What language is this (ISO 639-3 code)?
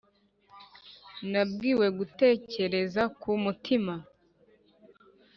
kin